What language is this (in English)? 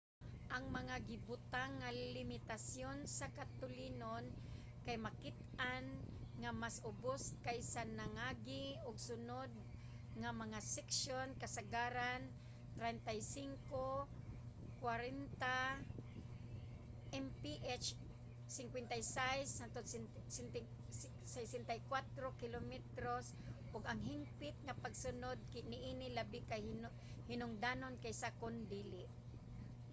Cebuano